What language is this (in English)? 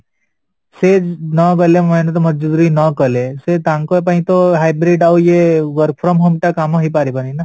Odia